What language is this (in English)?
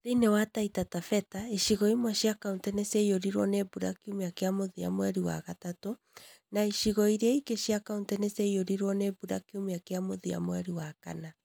Kikuyu